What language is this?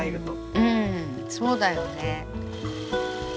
Japanese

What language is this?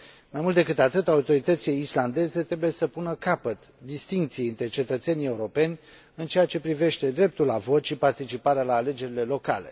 Romanian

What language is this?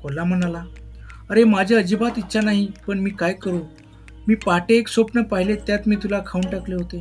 Marathi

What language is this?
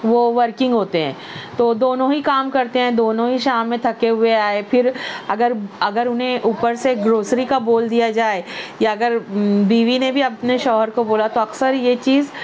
Urdu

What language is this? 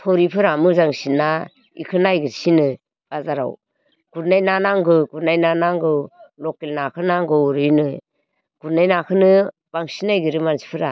Bodo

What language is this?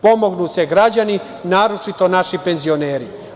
Serbian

